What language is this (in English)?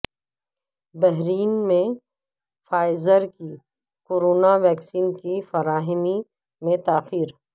Urdu